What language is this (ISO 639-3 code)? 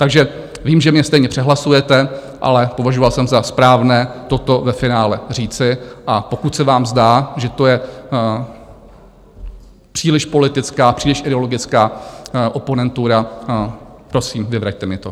ces